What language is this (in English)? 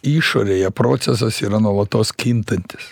Lithuanian